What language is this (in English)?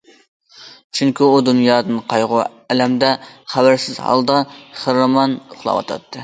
Uyghur